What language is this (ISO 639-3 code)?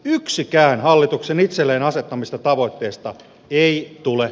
fin